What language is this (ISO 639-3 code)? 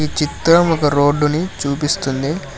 tel